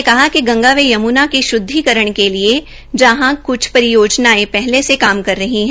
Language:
Hindi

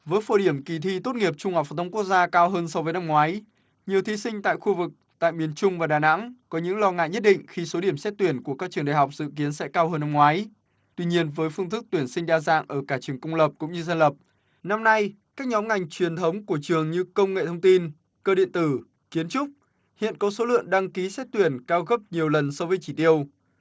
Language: Vietnamese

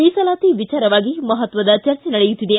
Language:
Kannada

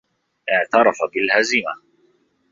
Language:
Arabic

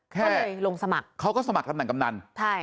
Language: Thai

